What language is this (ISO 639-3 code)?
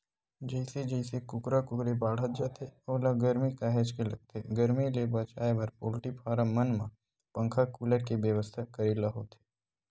hne